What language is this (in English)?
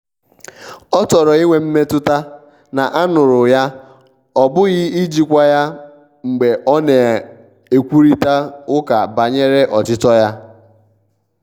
Igbo